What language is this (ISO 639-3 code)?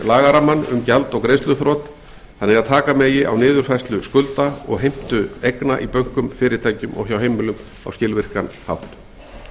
isl